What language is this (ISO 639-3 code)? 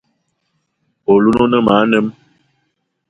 eto